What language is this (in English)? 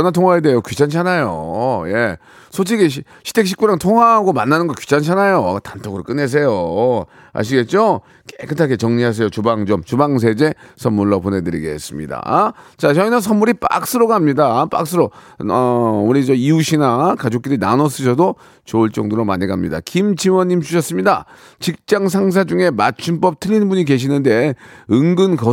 Korean